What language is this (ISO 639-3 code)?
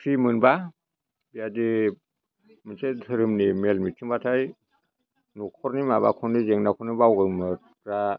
brx